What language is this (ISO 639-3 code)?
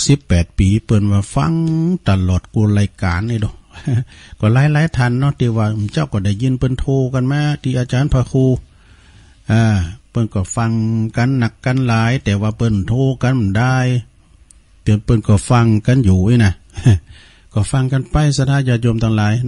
tha